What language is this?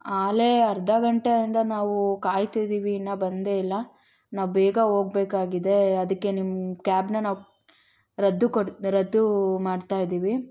Kannada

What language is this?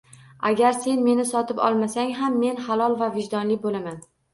Uzbek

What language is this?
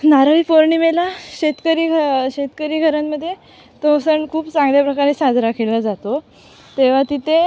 Marathi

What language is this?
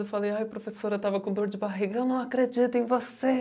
Portuguese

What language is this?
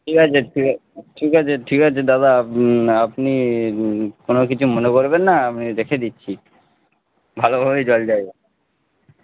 Bangla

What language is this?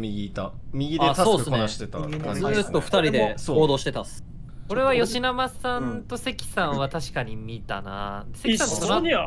Japanese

